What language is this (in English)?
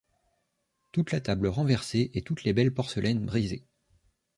French